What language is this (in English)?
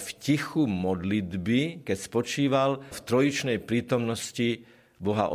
Slovak